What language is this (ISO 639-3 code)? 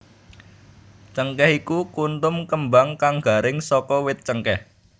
jav